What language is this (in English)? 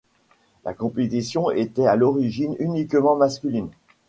French